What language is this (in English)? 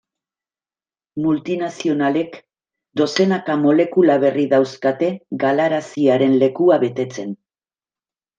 Basque